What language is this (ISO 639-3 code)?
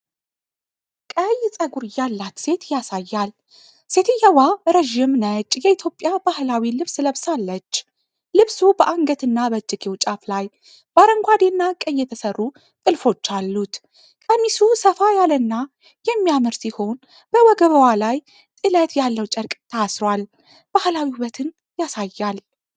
amh